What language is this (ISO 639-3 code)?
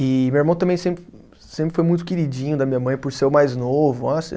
por